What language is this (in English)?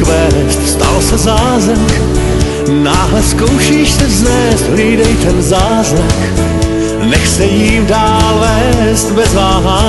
Czech